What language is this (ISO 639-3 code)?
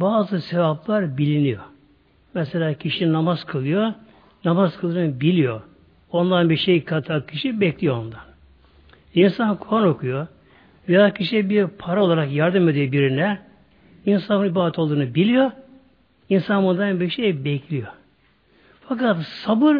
tur